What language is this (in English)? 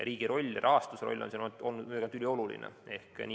Estonian